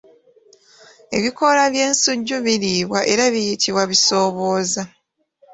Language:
Ganda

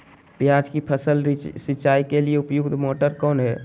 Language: Magahi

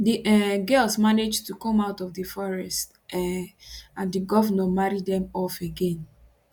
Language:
Nigerian Pidgin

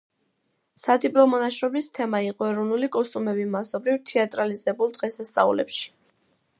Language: Georgian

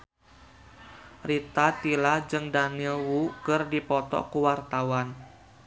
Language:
Sundanese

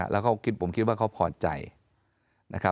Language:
Thai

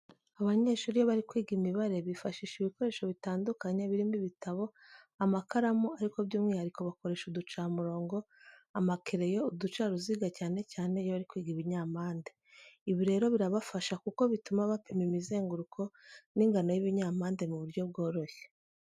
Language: Kinyarwanda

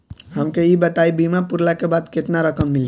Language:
Bhojpuri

